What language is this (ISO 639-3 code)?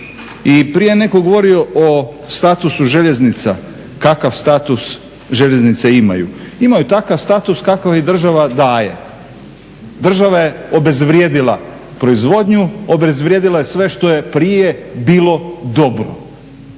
hrv